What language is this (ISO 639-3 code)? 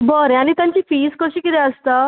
kok